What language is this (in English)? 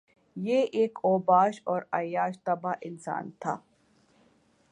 Urdu